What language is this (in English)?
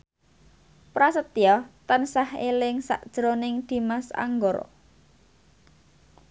Javanese